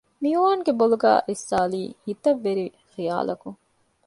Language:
Divehi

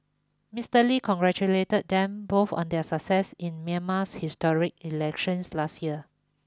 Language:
English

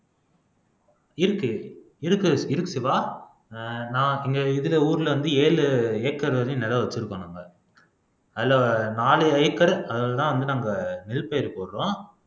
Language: Tamil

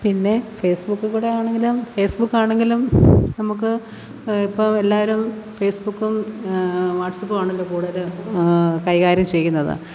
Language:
Malayalam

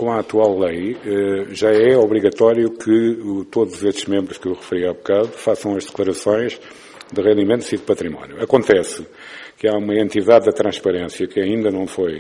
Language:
Portuguese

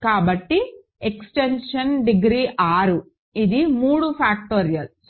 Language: Telugu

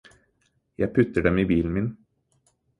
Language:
Norwegian Bokmål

